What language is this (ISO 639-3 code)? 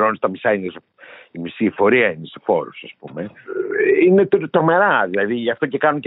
ell